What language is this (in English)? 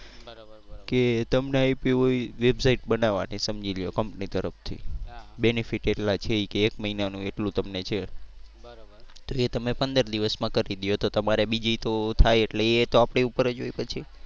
Gujarati